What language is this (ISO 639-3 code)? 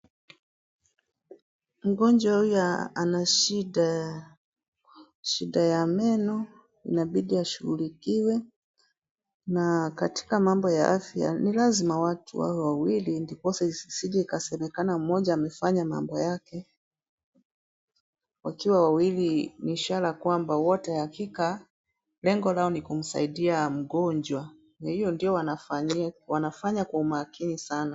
swa